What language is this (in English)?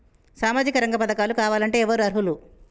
Telugu